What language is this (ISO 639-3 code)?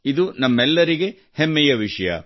kan